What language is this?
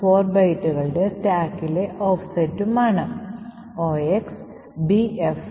Malayalam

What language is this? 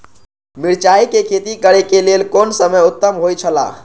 Maithili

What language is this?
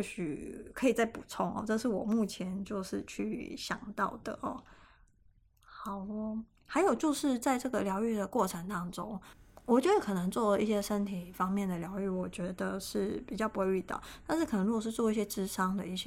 Chinese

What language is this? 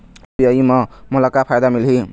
Chhattisgarhi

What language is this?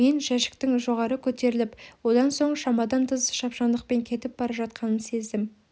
Kazakh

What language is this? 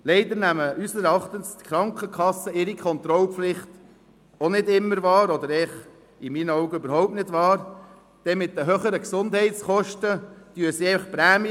Swiss German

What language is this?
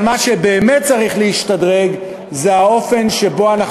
Hebrew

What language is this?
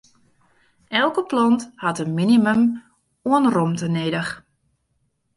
Western Frisian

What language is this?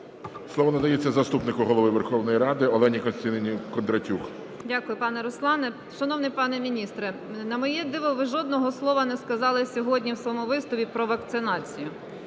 Ukrainian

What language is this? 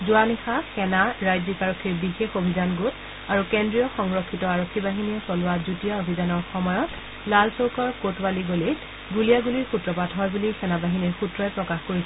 Assamese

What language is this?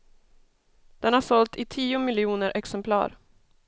Swedish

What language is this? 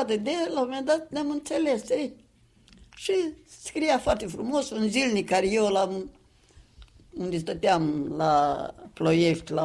Romanian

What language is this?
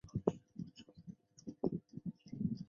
Chinese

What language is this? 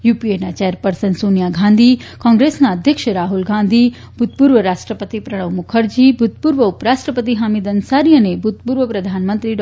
Gujarati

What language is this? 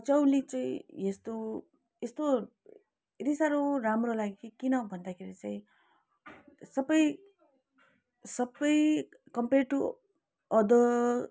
Nepali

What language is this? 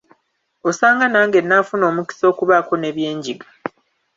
Ganda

